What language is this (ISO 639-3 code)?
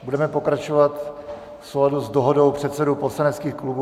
ces